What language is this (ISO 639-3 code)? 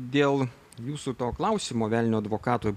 lit